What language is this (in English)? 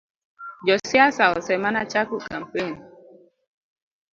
Luo (Kenya and Tanzania)